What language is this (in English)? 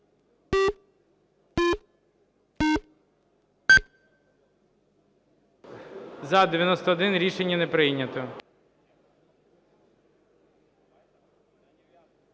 Ukrainian